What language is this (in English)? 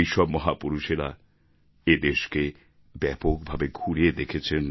Bangla